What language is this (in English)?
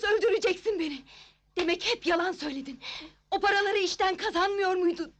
Turkish